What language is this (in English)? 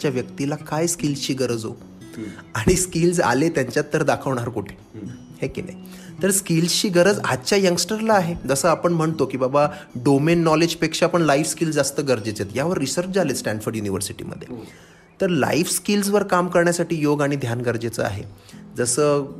Hindi